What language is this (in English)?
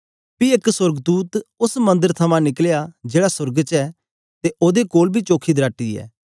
Dogri